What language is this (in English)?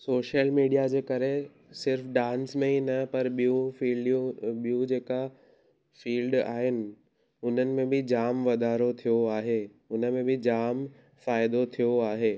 Sindhi